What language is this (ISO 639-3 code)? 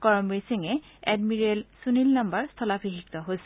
asm